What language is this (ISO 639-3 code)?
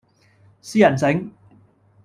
yue